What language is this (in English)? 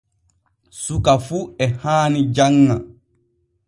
Borgu Fulfulde